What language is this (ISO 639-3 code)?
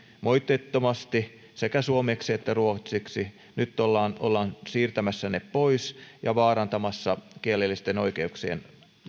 fin